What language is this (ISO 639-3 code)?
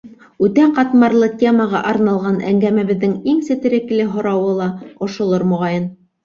bak